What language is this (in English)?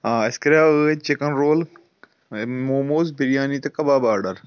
Kashmiri